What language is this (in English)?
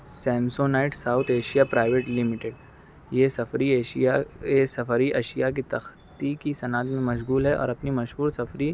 Urdu